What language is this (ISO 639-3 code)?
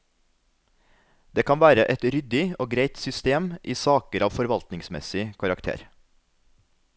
nor